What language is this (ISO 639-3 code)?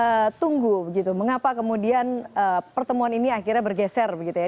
ind